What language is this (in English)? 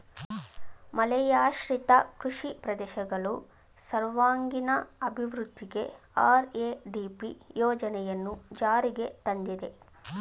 Kannada